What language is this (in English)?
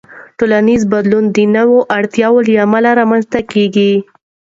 Pashto